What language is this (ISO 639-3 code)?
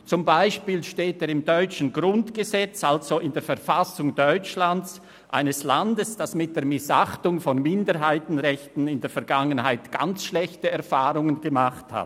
gsw